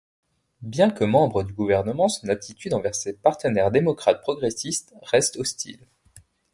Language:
French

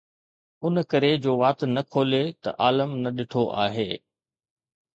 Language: Sindhi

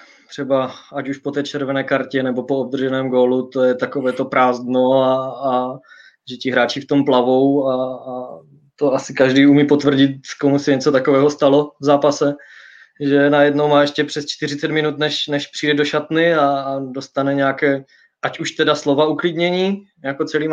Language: Czech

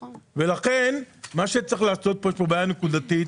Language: Hebrew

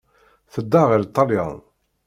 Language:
Kabyle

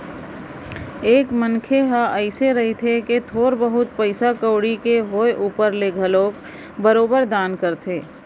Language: Chhattisgarhi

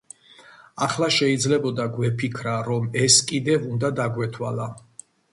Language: Georgian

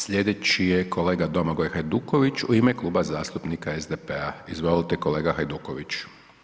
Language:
Croatian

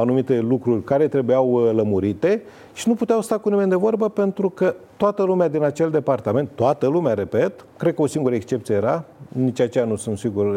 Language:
Romanian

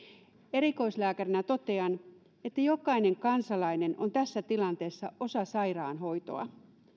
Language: Finnish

